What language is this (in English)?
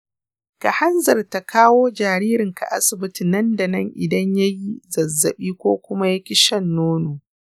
Hausa